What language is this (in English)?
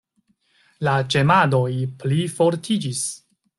Esperanto